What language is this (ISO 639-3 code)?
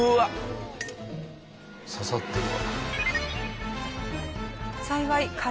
jpn